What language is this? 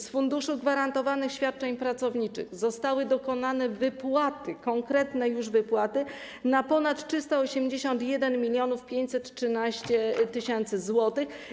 Polish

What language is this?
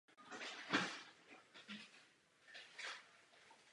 Czech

